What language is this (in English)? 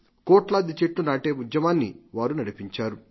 Telugu